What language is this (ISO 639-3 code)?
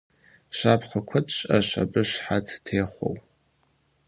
kbd